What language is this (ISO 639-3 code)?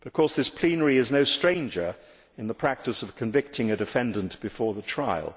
eng